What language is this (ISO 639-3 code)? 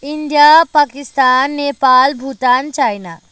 nep